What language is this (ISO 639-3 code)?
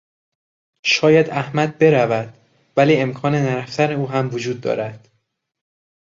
fas